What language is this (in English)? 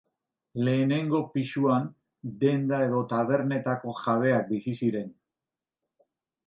Basque